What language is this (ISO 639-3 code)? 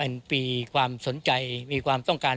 tha